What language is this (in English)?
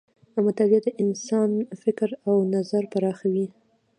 Pashto